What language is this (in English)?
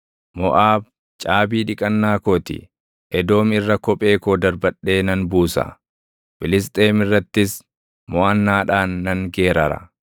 Oromo